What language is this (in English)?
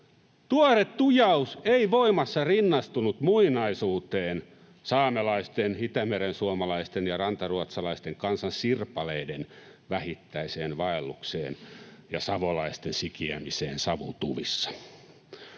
Finnish